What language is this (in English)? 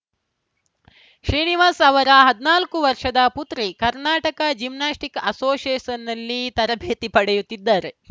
Kannada